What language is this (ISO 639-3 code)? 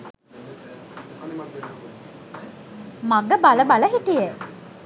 sin